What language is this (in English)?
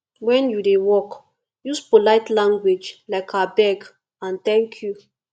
Nigerian Pidgin